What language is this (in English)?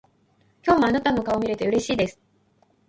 Japanese